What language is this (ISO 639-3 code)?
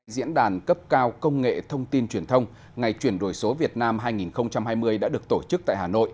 vie